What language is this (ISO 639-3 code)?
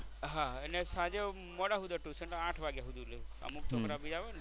guj